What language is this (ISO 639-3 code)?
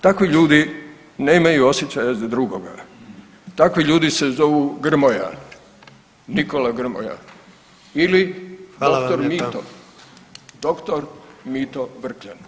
hrv